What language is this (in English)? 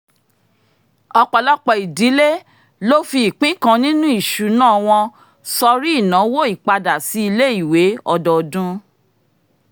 Yoruba